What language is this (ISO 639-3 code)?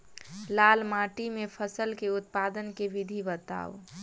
mai